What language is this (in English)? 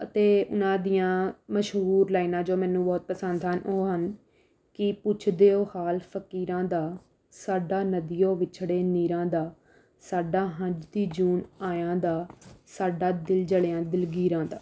Punjabi